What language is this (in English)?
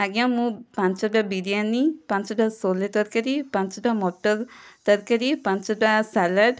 Odia